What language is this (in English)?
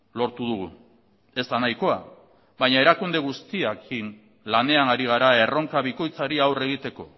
Basque